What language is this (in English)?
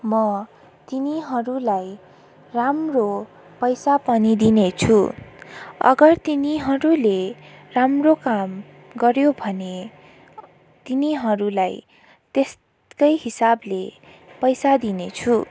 Nepali